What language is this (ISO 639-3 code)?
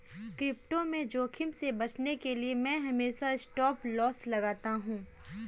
hin